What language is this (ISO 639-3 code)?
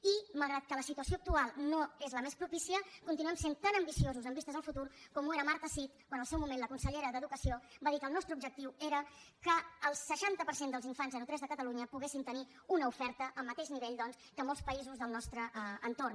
cat